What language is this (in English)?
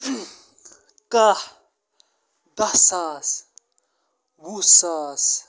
Kashmiri